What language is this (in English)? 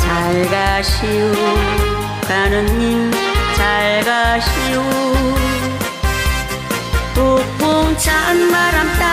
Korean